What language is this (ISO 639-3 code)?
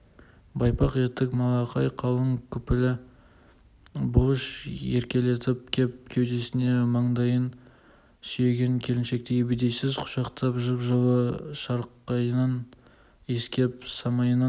kaz